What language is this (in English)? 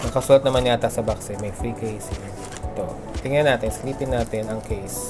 Filipino